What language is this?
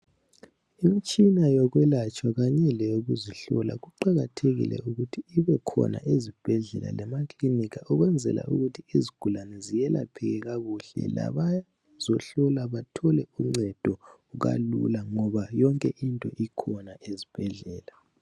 North Ndebele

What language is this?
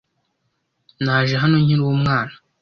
Kinyarwanda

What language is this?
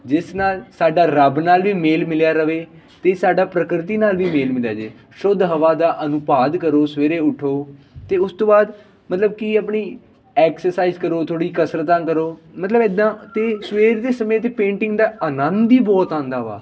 Punjabi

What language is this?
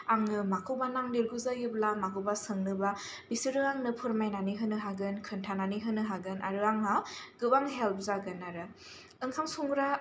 Bodo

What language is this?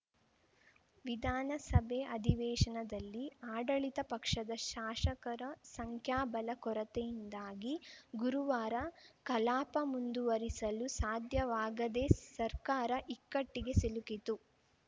Kannada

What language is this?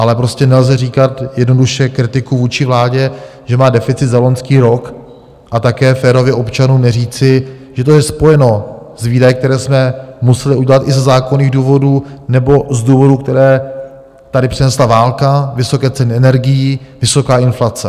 Czech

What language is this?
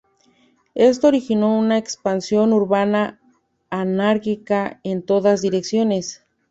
Spanish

